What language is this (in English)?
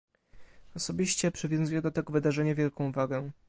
Polish